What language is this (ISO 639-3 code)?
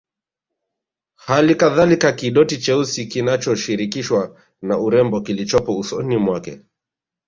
swa